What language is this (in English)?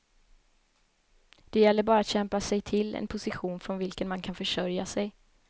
Swedish